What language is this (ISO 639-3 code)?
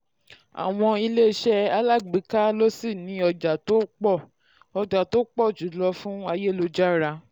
yor